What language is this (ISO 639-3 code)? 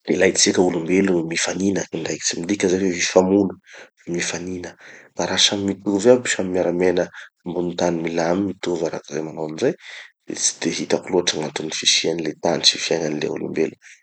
txy